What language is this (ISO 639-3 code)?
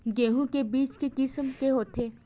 hne